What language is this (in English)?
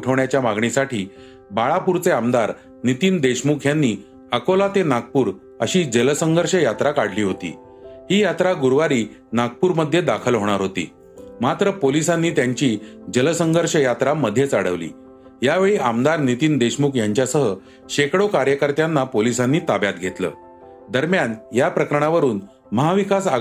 Marathi